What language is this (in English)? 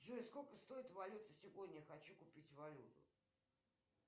Russian